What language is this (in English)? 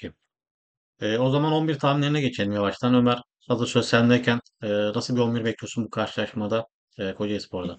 Turkish